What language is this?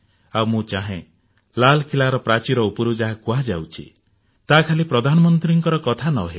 Odia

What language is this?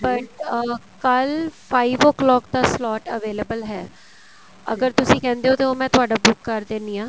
Punjabi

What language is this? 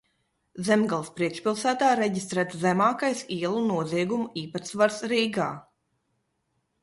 Latvian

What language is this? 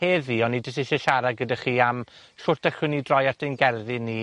Welsh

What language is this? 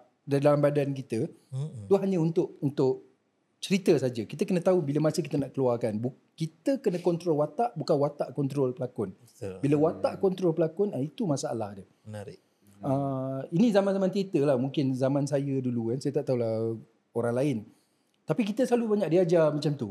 Malay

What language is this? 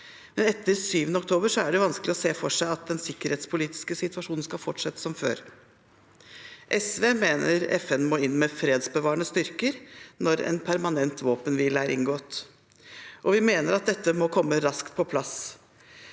Norwegian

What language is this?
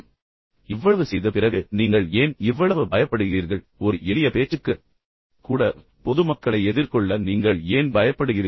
Tamil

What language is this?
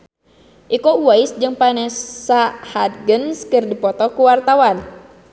Sundanese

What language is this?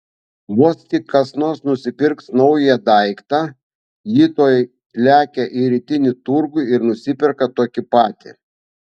Lithuanian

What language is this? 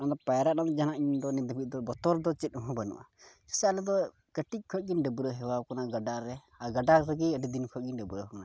Santali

